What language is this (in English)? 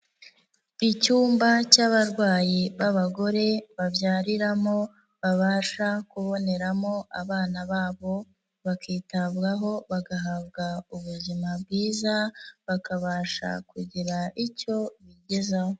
Kinyarwanda